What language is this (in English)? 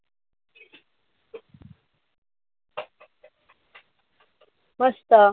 Marathi